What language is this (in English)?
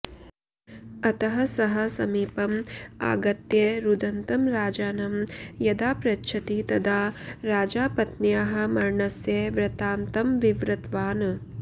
Sanskrit